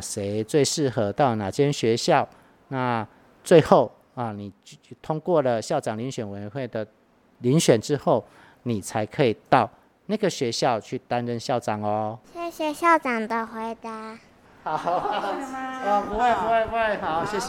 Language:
Chinese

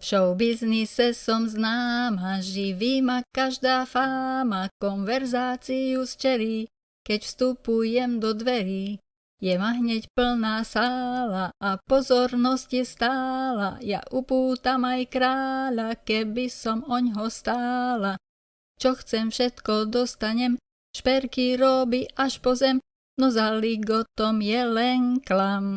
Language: Slovak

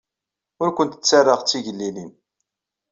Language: Kabyle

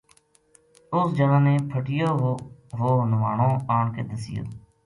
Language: Gujari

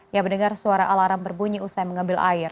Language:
Indonesian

